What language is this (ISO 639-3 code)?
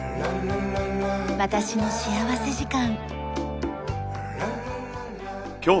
jpn